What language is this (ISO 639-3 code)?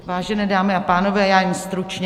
ces